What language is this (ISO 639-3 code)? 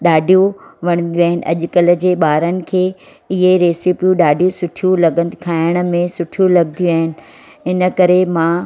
snd